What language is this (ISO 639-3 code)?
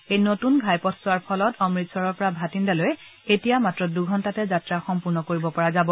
asm